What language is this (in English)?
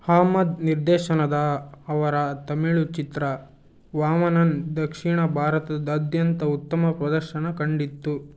Kannada